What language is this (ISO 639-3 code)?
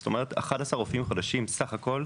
heb